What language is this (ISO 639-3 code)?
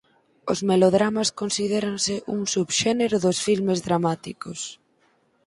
glg